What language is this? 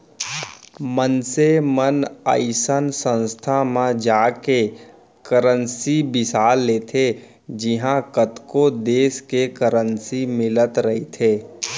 Chhattisgarhi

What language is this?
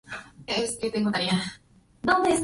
Spanish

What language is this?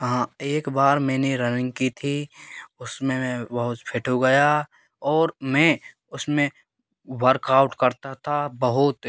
Hindi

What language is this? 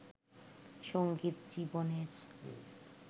Bangla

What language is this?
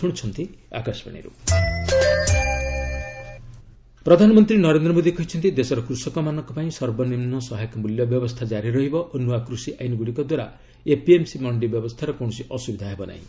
Odia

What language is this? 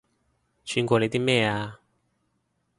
Cantonese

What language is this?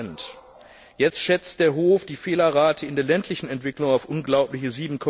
German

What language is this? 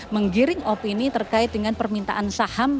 Indonesian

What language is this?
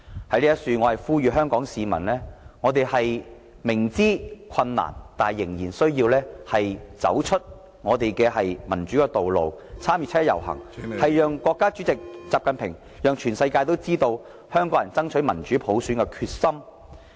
Cantonese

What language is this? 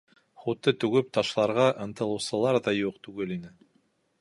Bashkir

